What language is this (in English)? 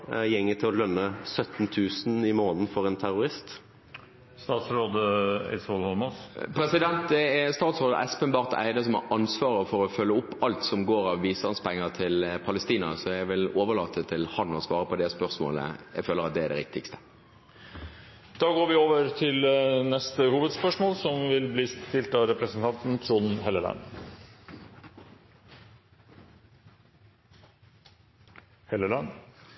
Norwegian